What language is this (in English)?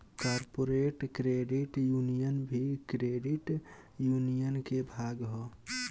Bhojpuri